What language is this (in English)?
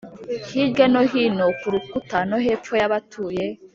Kinyarwanda